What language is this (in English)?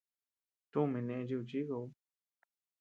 Tepeuxila Cuicatec